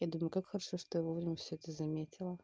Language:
Russian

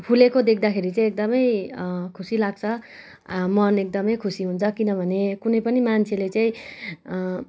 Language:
Nepali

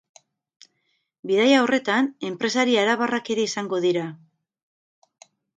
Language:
Basque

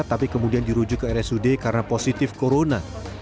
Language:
Indonesian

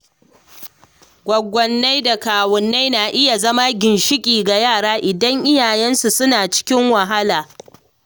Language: Hausa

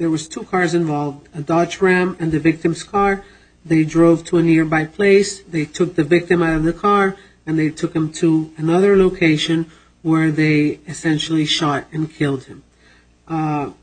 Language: English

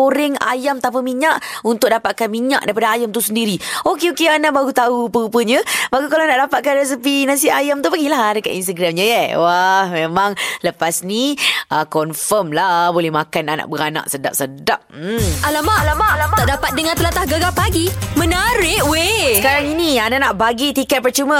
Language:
Malay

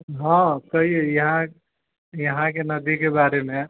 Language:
Maithili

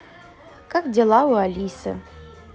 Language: Russian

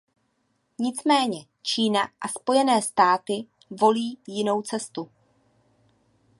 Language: Czech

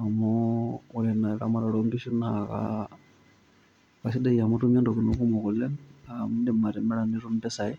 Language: Masai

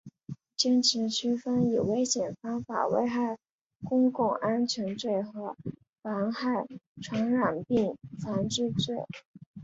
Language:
Chinese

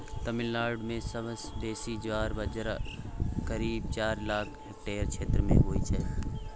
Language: Maithili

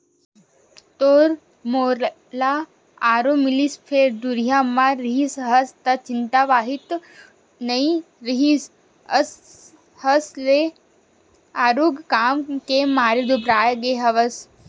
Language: Chhattisgarhi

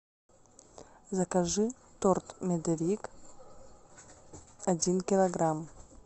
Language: Russian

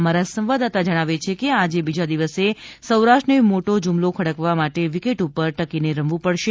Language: Gujarati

